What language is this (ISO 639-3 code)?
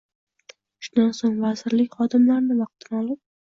uzb